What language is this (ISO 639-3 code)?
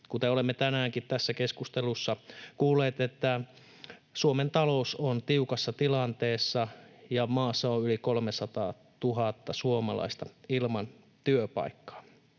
fin